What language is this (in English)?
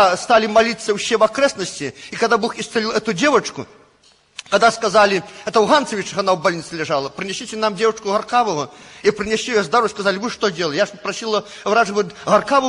Russian